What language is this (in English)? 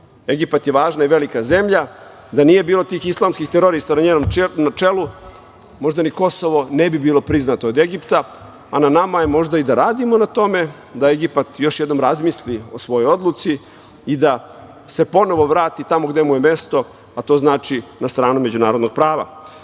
Serbian